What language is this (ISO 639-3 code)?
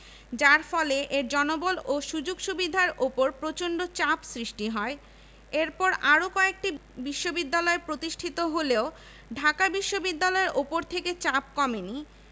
ben